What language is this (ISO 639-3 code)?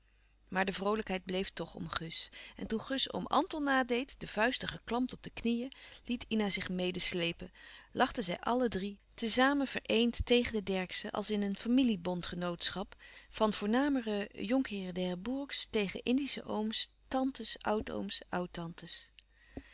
nld